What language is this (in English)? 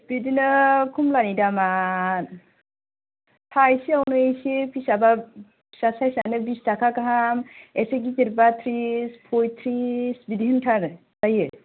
Bodo